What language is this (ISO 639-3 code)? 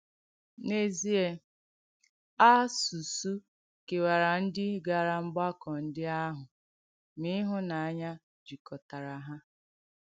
ibo